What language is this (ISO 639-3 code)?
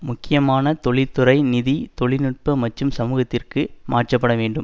tam